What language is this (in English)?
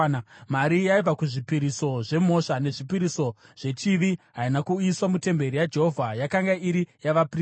Shona